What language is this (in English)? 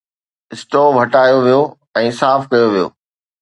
Sindhi